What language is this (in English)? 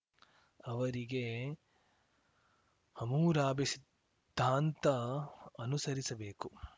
Kannada